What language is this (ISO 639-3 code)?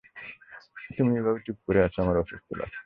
ben